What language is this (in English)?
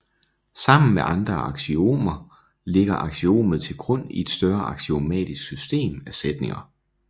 Danish